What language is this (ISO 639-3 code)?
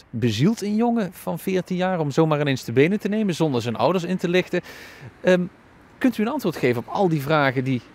nld